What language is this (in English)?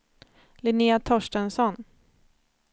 Swedish